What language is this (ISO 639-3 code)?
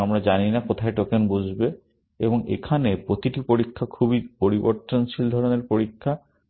ben